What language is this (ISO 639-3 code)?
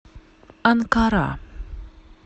rus